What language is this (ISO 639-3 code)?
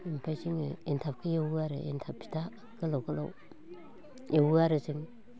brx